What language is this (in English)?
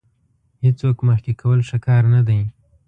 Pashto